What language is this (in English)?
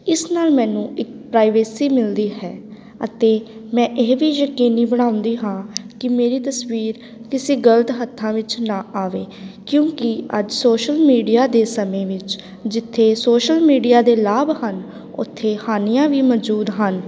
Punjabi